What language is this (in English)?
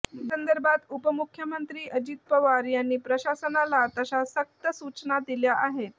Marathi